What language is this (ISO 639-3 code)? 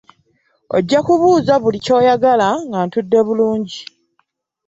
lug